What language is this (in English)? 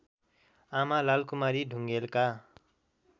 Nepali